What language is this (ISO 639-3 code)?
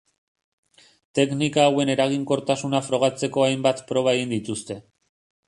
eus